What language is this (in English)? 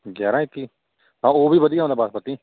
Punjabi